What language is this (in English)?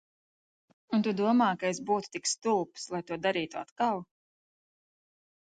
Latvian